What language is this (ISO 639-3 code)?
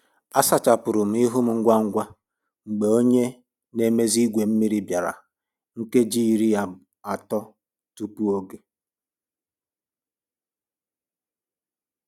ibo